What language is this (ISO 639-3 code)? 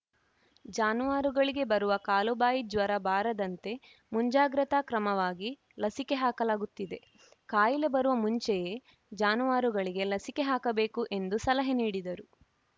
kan